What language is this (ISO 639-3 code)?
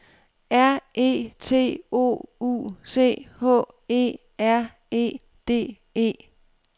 dan